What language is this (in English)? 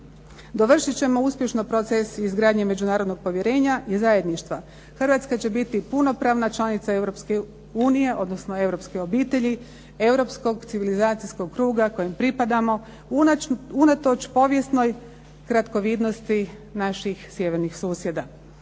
Croatian